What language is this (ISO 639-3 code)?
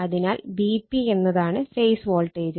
mal